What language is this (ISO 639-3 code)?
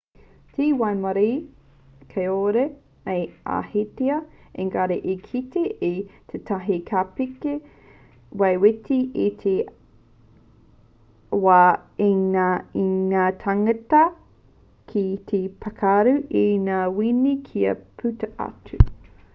mri